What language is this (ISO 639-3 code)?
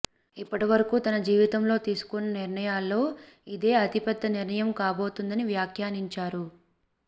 tel